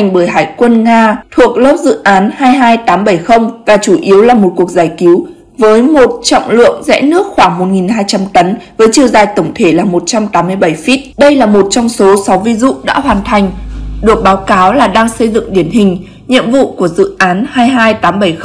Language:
Vietnamese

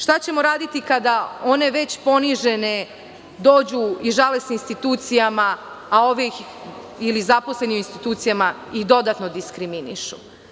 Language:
Serbian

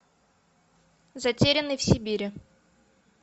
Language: Russian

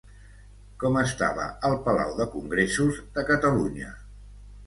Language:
Catalan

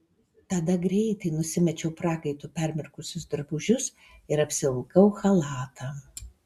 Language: Lithuanian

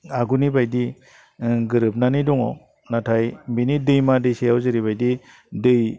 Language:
Bodo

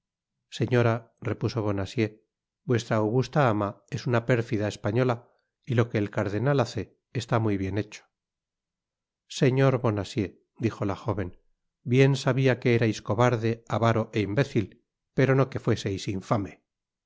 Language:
Spanish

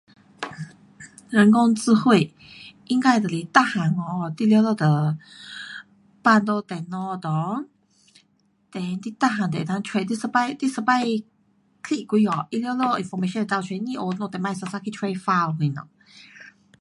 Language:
Pu-Xian Chinese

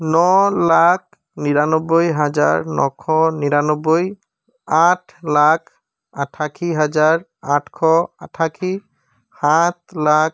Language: Assamese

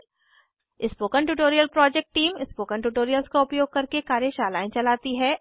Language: Hindi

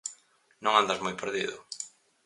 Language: Galician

